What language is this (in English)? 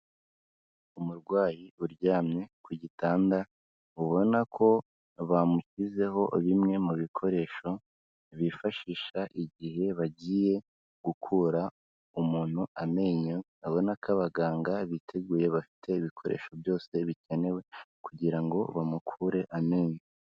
Kinyarwanda